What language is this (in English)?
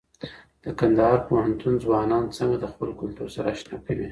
Pashto